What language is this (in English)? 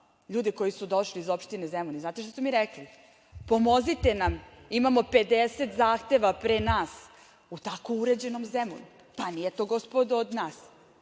Serbian